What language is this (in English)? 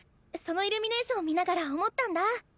Japanese